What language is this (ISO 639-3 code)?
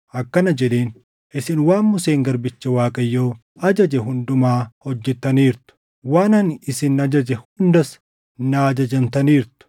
orm